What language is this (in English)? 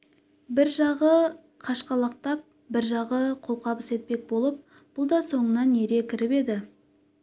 Kazakh